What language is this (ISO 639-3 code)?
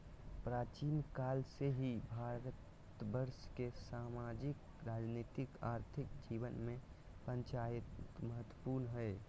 mag